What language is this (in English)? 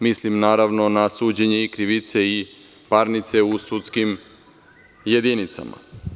Serbian